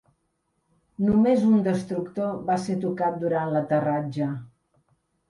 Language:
Catalan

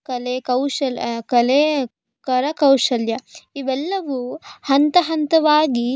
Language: Kannada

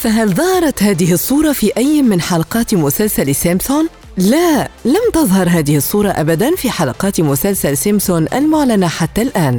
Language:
Arabic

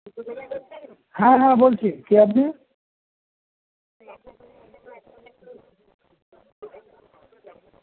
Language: Bangla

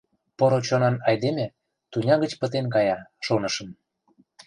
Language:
Mari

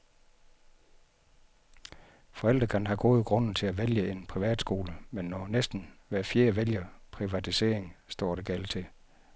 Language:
Danish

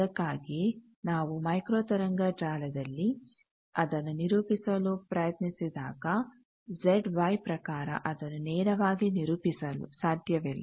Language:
Kannada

